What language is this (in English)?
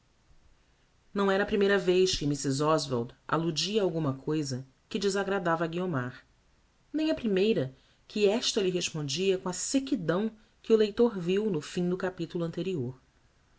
Portuguese